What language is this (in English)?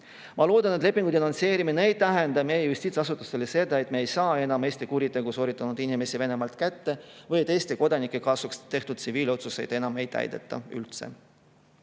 Estonian